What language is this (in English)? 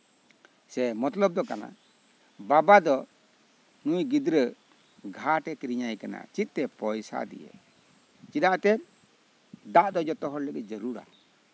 Santali